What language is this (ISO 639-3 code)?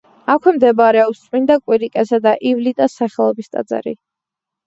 kat